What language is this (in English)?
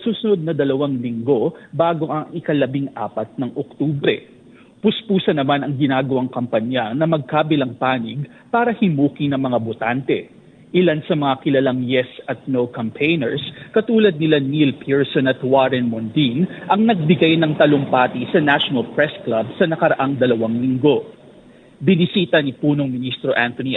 Filipino